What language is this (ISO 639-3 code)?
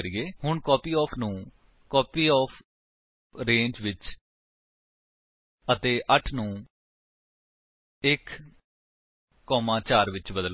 pan